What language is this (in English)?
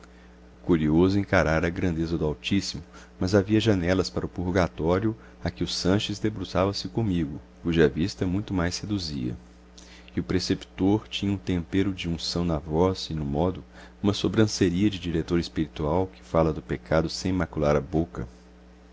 Portuguese